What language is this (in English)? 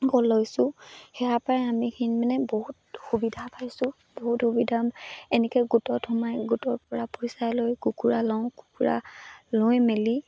Assamese